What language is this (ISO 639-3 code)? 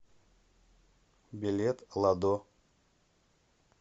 rus